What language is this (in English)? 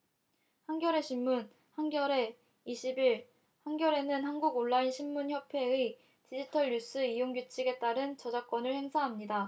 Korean